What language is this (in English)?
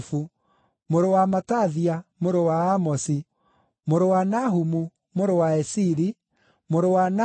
Kikuyu